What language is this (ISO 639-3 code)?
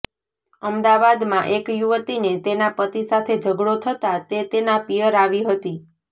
guj